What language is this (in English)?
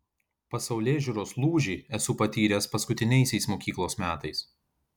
Lithuanian